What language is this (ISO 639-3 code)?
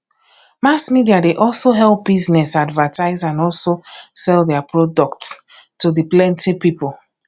pcm